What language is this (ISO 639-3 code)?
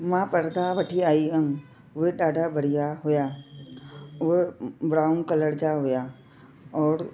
snd